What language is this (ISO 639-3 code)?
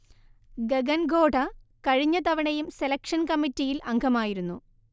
mal